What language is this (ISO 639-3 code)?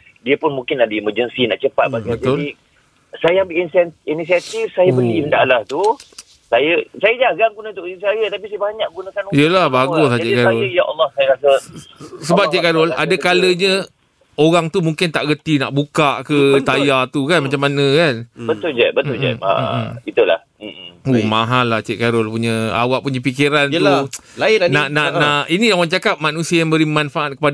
msa